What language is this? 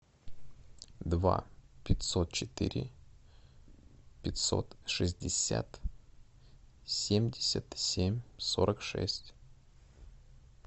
Russian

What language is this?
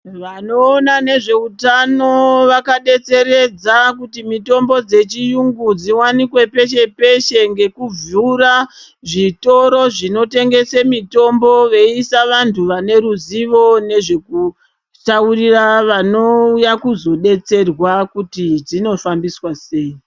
Ndau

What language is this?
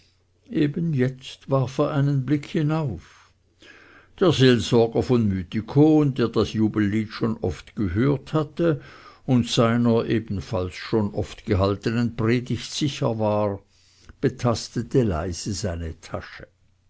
German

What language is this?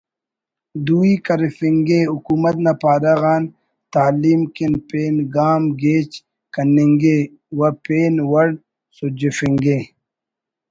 Brahui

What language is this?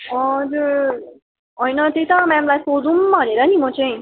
Nepali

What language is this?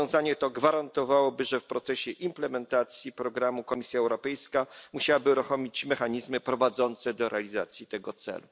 Polish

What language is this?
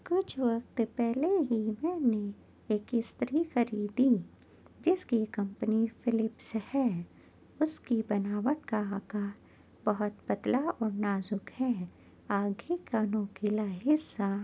Urdu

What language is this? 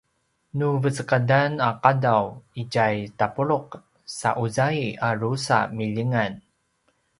Paiwan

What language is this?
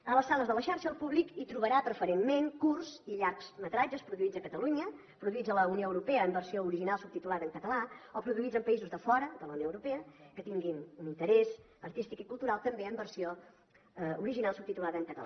Catalan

